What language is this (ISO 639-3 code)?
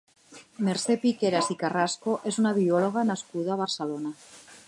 cat